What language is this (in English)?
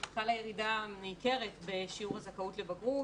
Hebrew